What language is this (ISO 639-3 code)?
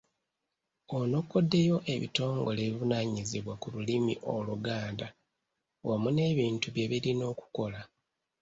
lug